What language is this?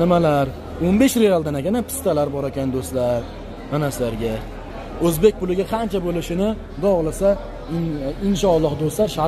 Turkish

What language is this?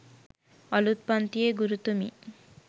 Sinhala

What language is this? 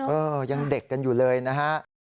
Thai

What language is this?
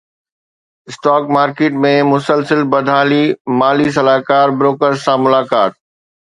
Sindhi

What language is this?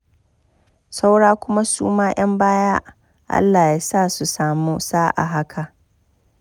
Hausa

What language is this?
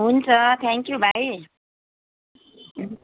Nepali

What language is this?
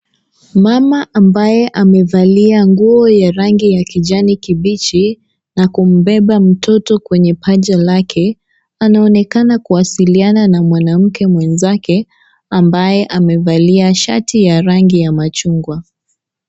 Swahili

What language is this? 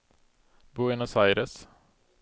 Swedish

